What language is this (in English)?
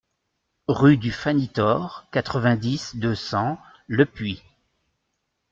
French